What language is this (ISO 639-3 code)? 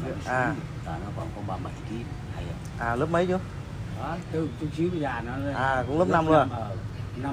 vie